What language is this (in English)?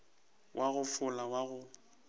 Northern Sotho